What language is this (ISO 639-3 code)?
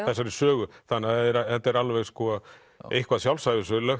isl